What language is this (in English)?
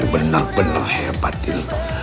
Indonesian